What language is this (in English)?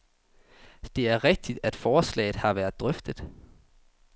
Danish